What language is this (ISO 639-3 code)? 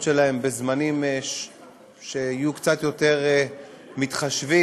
heb